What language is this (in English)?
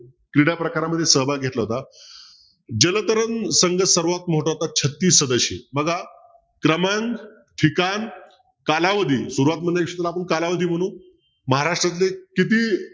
Marathi